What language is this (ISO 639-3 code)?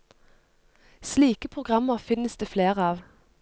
nor